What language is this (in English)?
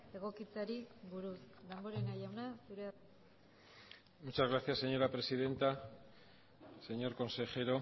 Basque